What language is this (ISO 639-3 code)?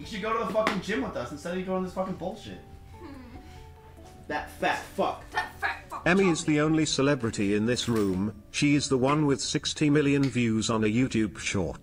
eng